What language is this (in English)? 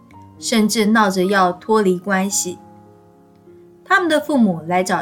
Chinese